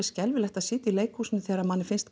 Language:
Icelandic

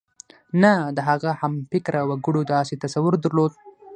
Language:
Pashto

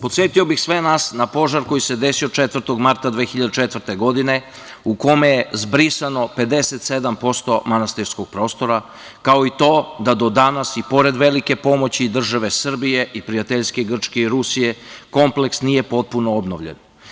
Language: Serbian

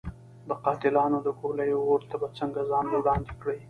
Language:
Pashto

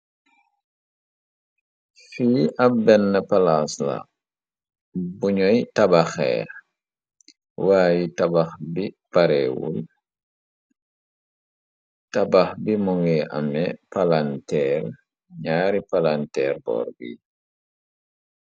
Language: Wolof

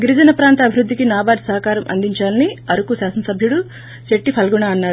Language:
Telugu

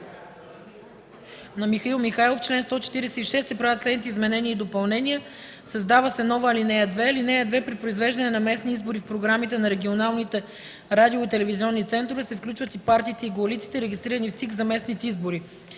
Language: Bulgarian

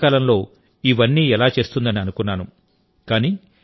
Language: Telugu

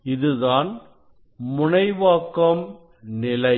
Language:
Tamil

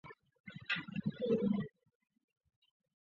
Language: Chinese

